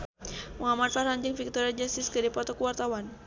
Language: Sundanese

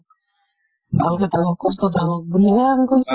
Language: Assamese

